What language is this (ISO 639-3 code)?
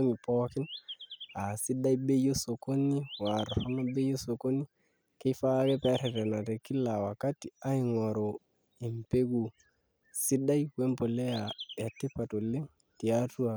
mas